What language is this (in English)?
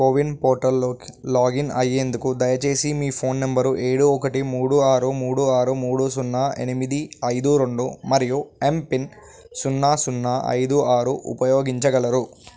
Telugu